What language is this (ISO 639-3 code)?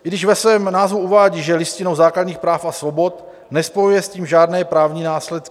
ces